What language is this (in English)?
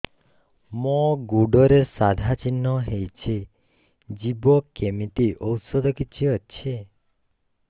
Odia